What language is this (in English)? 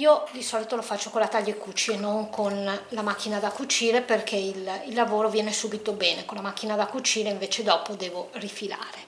Italian